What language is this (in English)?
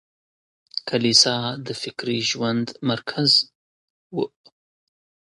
Pashto